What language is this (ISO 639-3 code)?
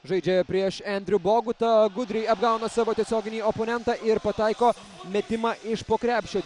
lit